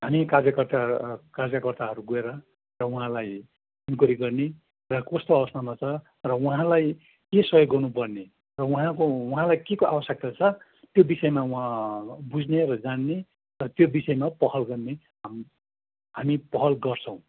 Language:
Nepali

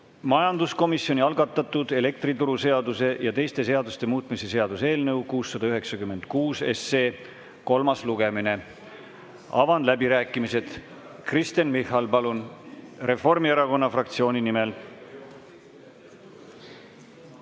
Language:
Estonian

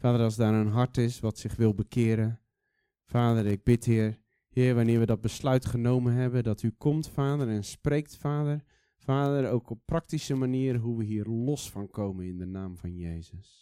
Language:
Dutch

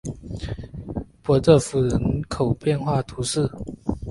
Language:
Chinese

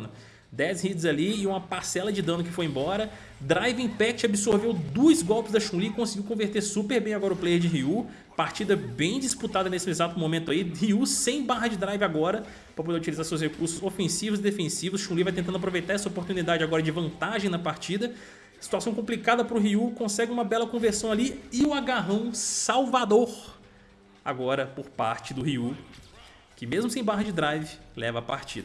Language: Portuguese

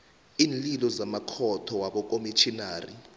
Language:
South Ndebele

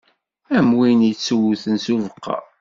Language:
Kabyle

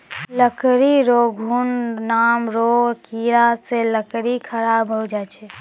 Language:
Maithili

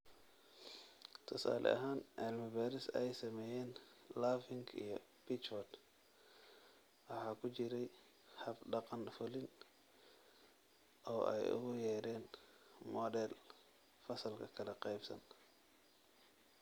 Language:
Somali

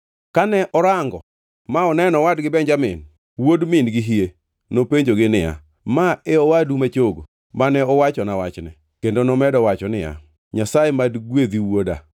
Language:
Luo (Kenya and Tanzania)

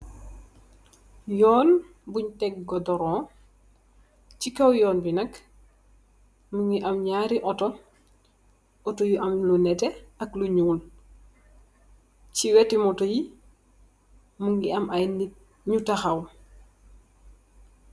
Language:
Wolof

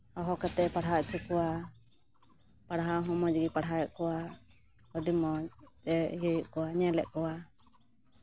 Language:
Santali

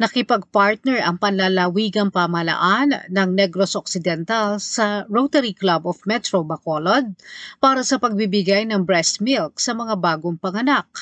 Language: Filipino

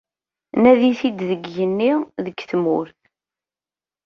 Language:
Kabyle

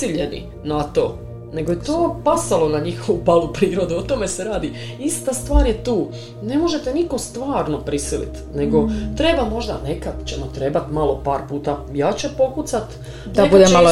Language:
Croatian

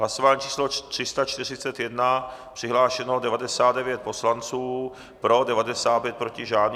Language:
Czech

